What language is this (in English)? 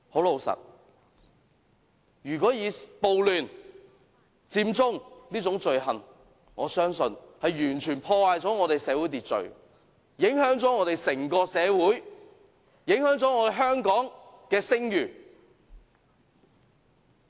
Cantonese